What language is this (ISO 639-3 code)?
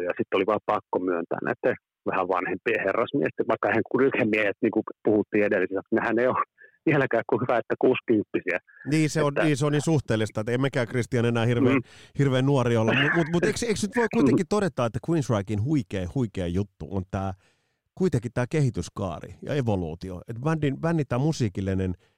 fin